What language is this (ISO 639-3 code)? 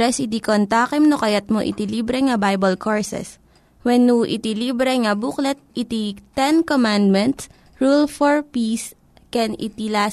fil